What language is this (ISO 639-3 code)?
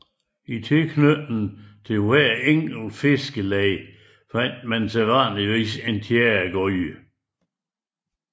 dan